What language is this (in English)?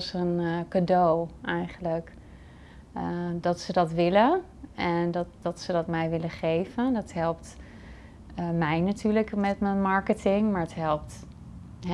Dutch